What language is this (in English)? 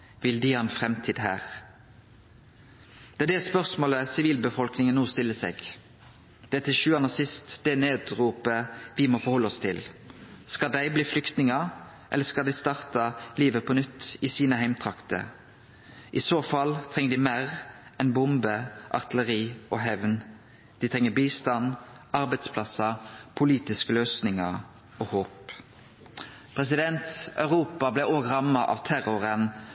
Norwegian Nynorsk